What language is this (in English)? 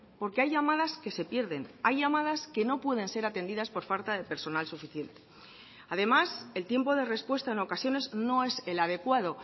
Spanish